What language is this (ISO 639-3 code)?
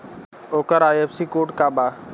bho